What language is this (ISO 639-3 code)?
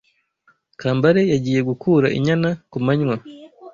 kin